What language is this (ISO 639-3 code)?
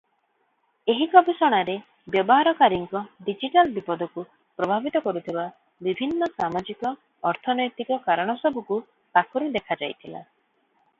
ori